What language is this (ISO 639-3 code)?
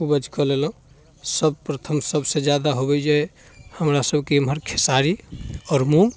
mai